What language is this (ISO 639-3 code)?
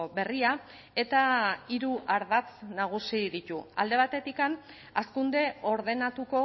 eus